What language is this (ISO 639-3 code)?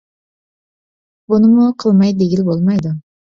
uig